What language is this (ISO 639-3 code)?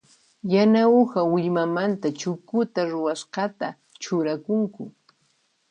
qxp